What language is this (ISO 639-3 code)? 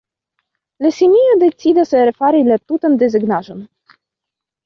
epo